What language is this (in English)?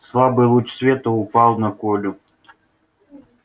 Russian